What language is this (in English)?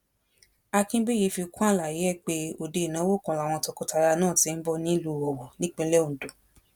Yoruba